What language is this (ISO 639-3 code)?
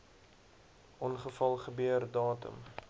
afr